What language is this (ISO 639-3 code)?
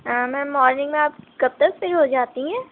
urd